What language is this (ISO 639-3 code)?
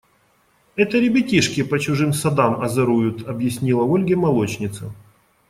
rus